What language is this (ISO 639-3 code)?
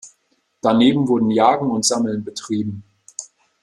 deu